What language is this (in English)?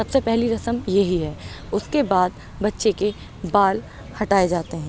Urdu